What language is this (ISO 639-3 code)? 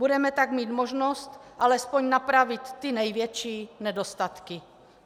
ces